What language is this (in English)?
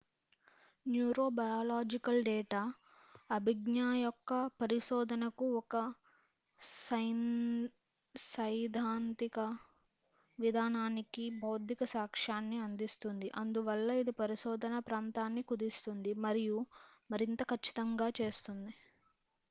Telugu